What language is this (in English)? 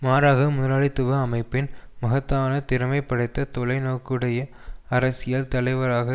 Tamil